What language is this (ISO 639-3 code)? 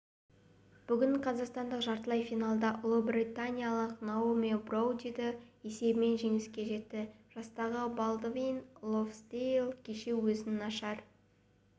kaz